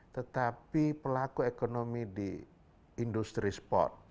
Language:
Indonesian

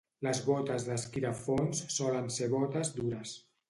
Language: Catalan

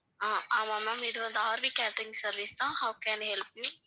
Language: Tamil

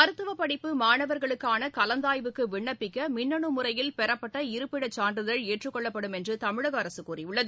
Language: Tamil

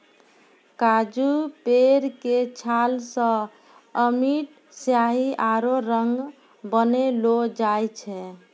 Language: Maithili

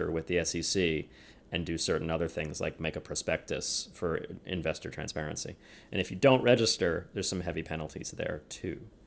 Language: English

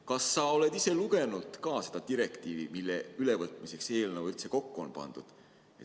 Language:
Estonian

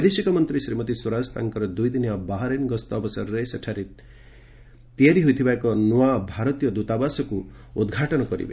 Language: Odia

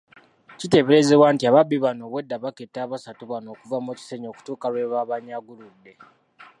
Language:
Ganda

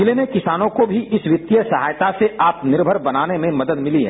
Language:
Hindi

